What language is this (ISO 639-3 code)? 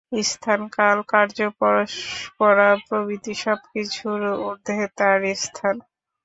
ben